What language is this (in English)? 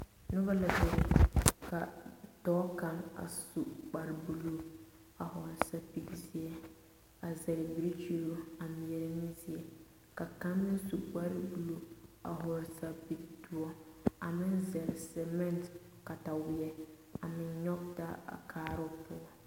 Southern Dagaare